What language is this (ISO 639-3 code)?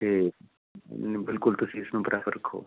pan